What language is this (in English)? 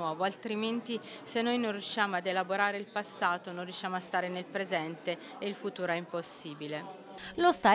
Italian